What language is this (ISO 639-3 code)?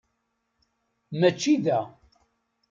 kab